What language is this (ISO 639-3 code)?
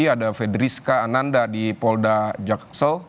ind